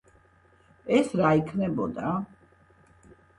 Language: Georgian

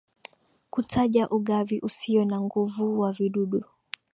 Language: Swahili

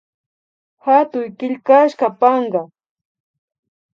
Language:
Imbabura Highland Quichua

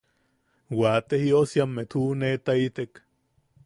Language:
Yaqui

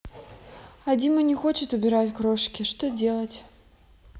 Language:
Russian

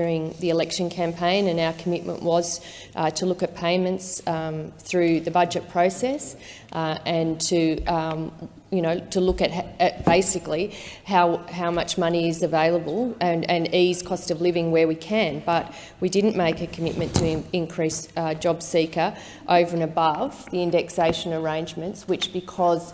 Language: English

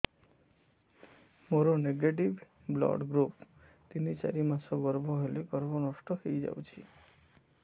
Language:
Odia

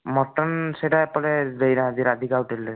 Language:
Odia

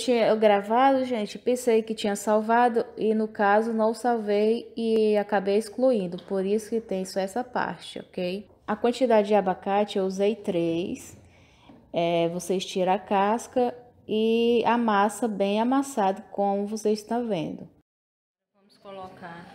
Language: Portuguese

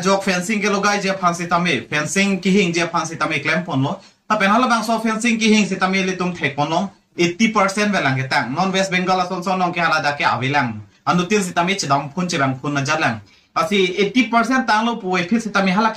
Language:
Indonesian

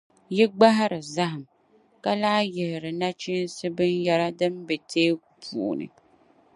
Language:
Dagbani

